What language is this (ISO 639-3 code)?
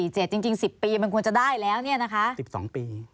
tha